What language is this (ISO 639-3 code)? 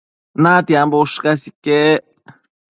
mcf